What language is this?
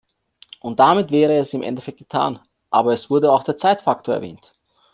German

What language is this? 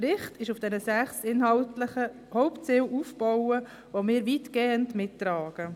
Swiss German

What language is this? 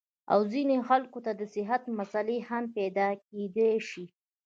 Pashto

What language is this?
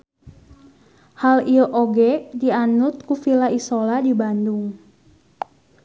Sundanese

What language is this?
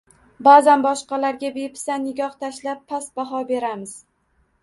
Uzbek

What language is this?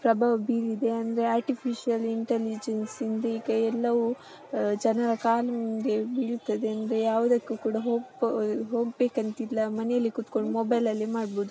Kannada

